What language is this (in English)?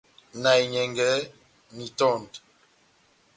Batanga